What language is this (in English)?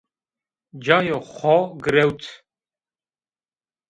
Zaza